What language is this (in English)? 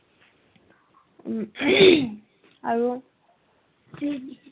Assamese